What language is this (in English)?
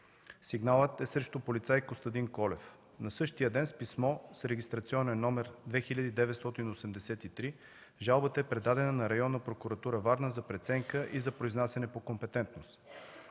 Bulgarian